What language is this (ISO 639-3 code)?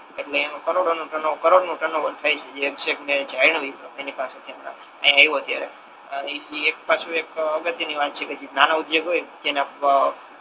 guj